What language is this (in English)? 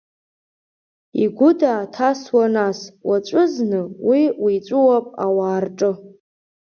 Abkhazian